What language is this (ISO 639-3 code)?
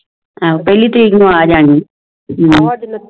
pan